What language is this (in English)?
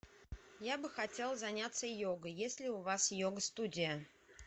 Russian